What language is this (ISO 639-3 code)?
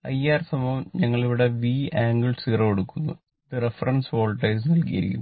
mal